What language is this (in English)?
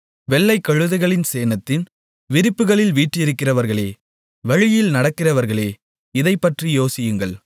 Tamil